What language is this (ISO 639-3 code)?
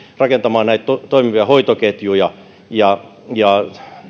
fin